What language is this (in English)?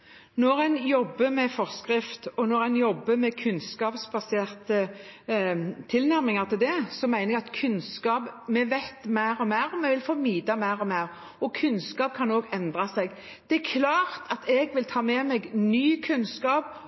Norwegian